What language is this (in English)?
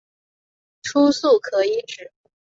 Chinese